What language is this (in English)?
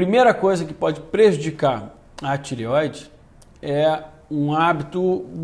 Portuguese